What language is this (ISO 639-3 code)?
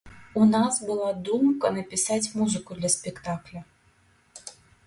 bel